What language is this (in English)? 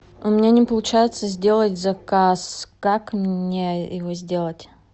Russian